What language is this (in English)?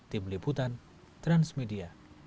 Indonesian